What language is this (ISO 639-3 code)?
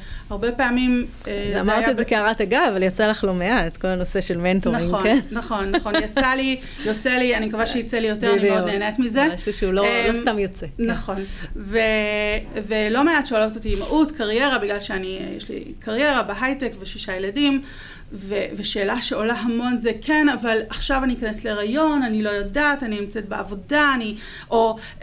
heb